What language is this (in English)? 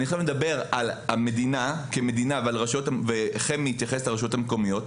Hebrew